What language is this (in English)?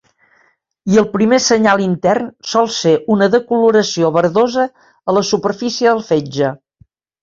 Catalan